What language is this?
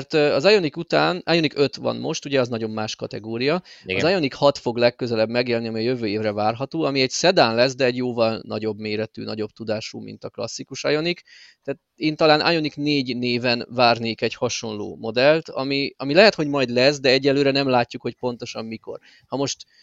Hungarian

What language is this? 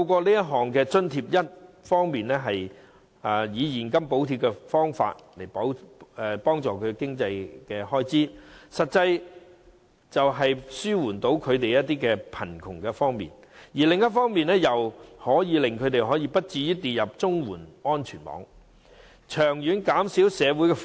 Cantonese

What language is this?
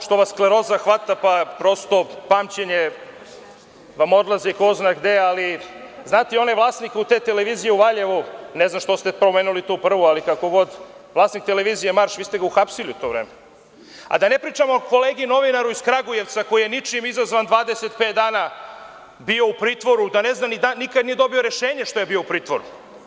Serbian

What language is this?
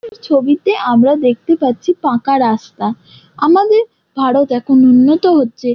Bangla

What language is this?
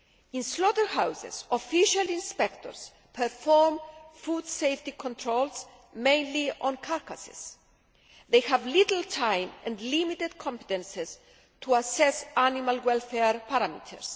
English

